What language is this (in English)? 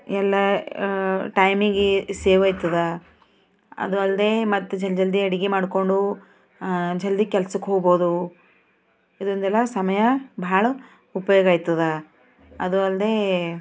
Kannada